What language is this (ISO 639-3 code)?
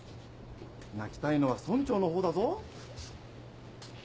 jpn